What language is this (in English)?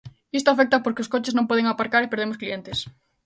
Galician